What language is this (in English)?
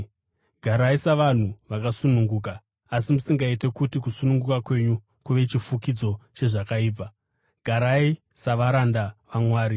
Shona